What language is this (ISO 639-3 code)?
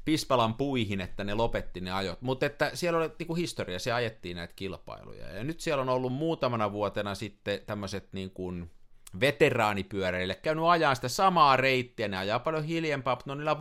fin